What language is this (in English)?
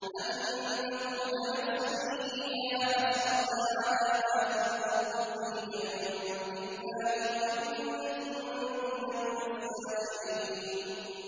Arabic